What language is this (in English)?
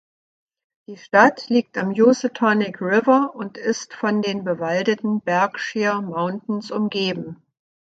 German